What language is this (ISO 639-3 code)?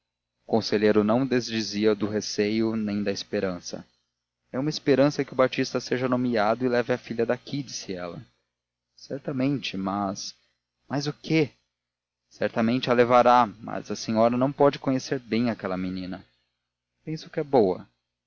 por